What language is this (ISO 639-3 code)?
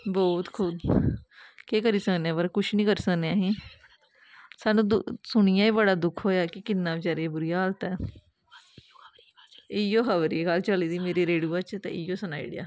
doi